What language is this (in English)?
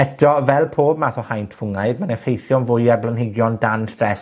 Welsh